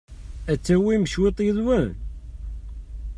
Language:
Kabyle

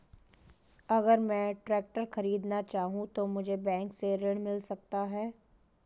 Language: Hindi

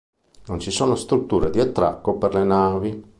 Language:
Italian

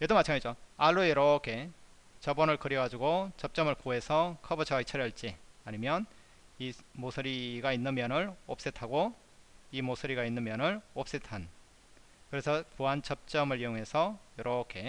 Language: Korean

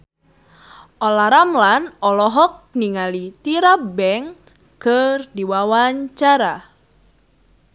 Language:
Sundanese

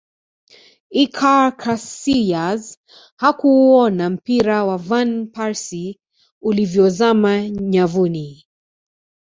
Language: Swahili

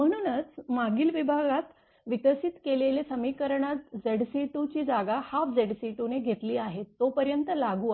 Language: Marathi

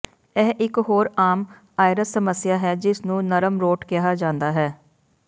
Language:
Punjabi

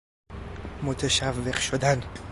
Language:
Persian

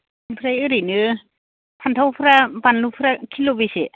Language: Bodo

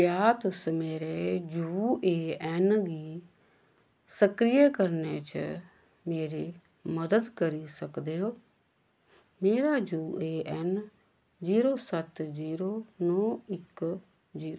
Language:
Dogri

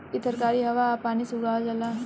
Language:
Bhojpuri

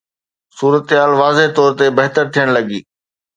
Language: Sindhi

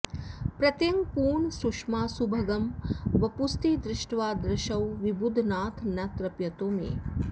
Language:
Sanskrit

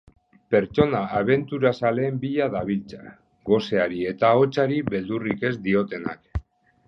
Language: Basque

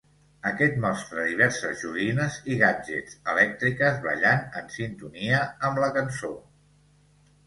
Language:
Catalan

